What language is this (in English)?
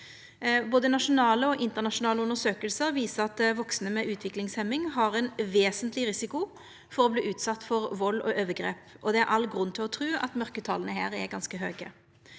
Norwegian